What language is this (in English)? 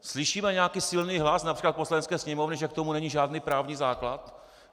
Czech